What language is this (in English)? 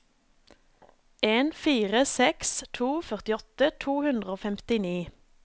Norwegian